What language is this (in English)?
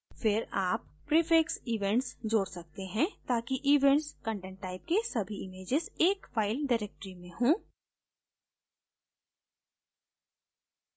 Hindi